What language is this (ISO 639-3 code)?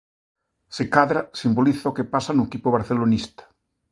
glg